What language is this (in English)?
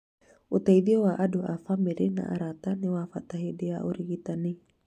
Kikuyu